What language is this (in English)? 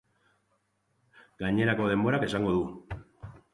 Basque